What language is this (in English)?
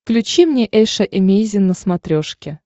Russian